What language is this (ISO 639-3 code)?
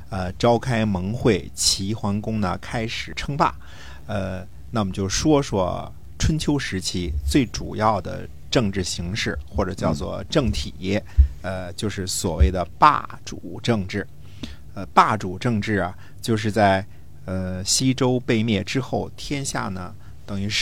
zho